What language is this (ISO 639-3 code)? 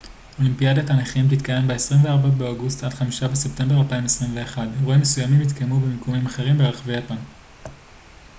heb